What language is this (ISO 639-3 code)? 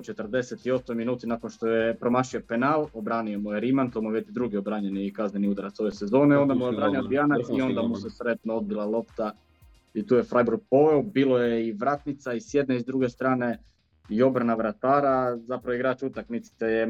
hrv